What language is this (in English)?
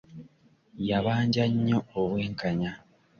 Ganda